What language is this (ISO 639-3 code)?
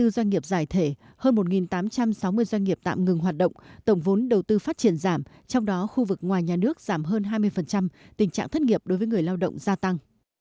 vie